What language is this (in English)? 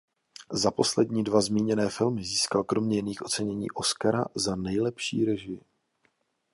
Czech